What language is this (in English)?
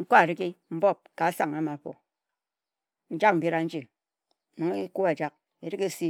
Ejagham